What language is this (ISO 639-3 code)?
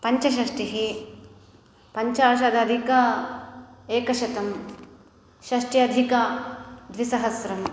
san